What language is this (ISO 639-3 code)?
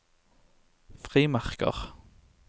nor